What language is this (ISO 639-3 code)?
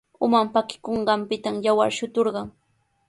qws